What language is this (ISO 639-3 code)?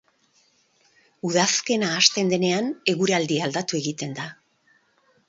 eus